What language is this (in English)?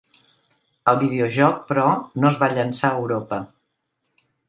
Catalan